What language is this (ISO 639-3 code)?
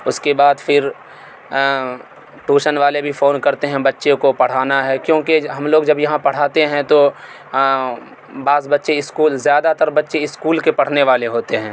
urd